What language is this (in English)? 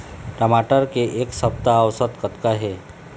Chhattisgarhi